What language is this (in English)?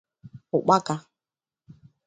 Igbo